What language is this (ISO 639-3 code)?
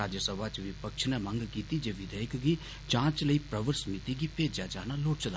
doi